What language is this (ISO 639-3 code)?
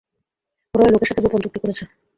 ben